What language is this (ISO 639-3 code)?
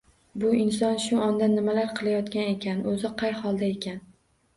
uzb